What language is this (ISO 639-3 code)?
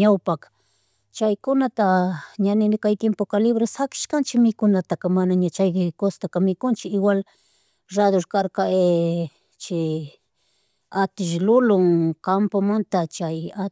qug